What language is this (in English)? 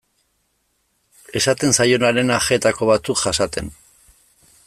Basque